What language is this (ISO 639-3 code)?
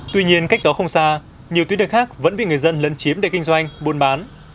vie